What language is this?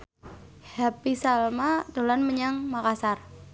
Javanese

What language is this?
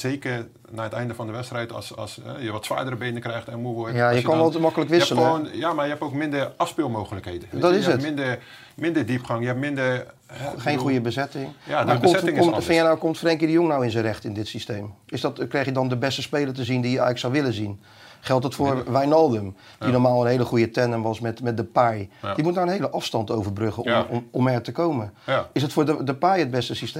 Dutch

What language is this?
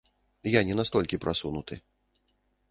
Belarusian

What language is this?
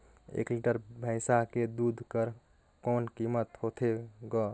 Chhattisgarhi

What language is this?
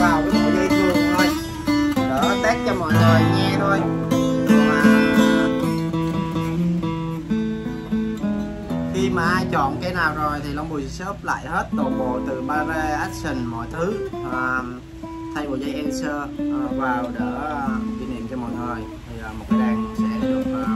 Vietnamese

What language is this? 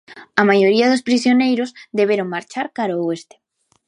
Galician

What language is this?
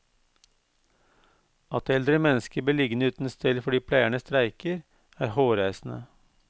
Norwegian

